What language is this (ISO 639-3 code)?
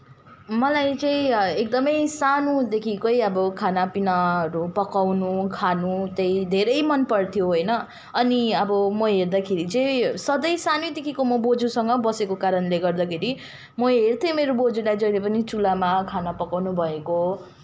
nep